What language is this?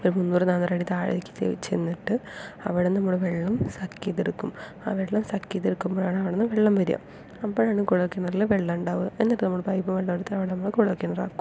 Malayalam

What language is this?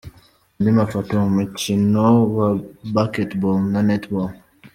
Kinyarwanda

